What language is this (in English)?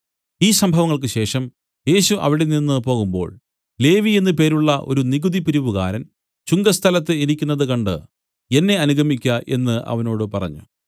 Malayalam